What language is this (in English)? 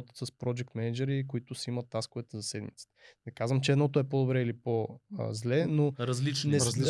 Bulgarian